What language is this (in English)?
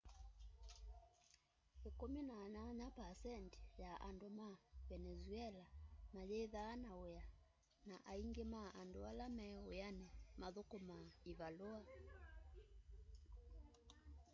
Kamba